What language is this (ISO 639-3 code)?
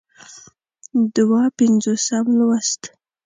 pus